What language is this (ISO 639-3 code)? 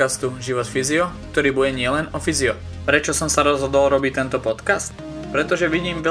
slk